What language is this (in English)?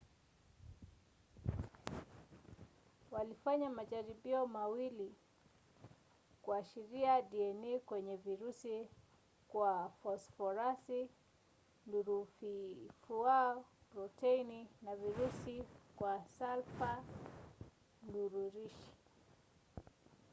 Swahili